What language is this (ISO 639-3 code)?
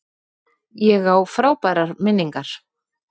isl